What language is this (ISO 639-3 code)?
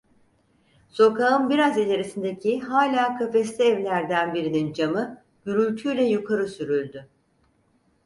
tur